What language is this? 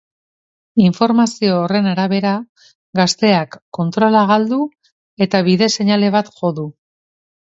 Basque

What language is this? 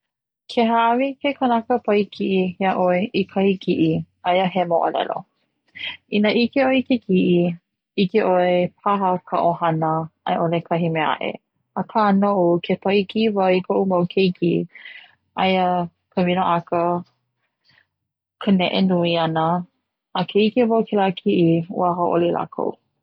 Hawaiian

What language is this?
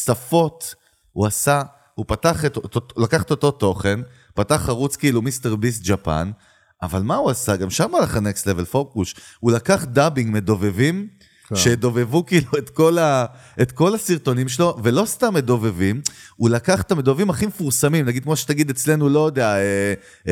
Hebrew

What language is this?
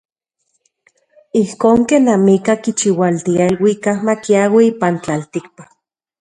Central Puebla Nahuatl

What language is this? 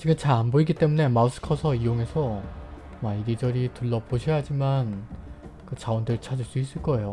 Korean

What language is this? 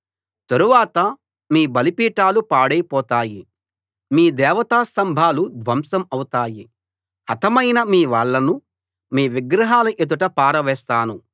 Telugu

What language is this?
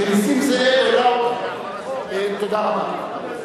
Hebrew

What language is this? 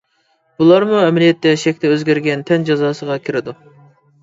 Uyghur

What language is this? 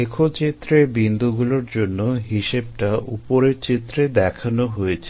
Bangla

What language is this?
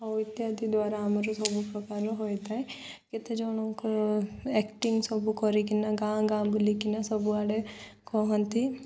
Odia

